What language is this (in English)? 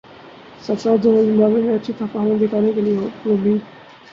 Urdu